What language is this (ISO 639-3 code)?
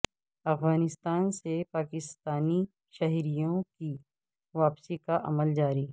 urd